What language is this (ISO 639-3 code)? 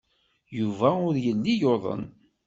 kab